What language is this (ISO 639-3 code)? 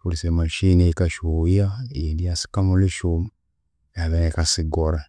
koo